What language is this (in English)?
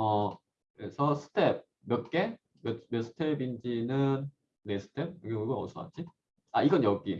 Korean